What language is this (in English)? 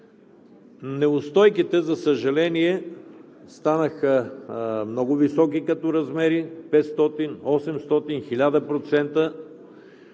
Bulgarian